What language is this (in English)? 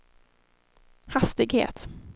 Swedish